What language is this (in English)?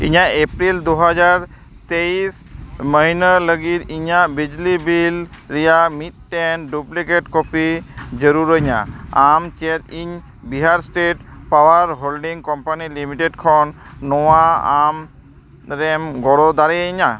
Santali